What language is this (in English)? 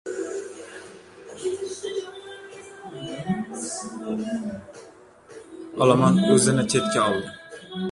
Uzbek